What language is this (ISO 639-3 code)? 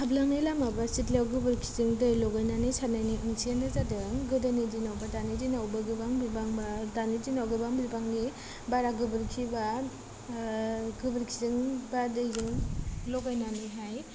brx